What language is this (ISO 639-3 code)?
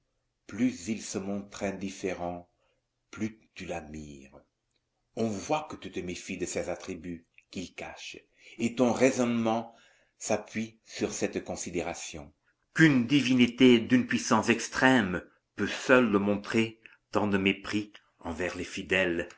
fra